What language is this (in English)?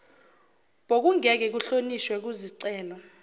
Zulu